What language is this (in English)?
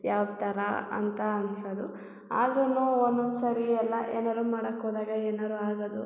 Kannada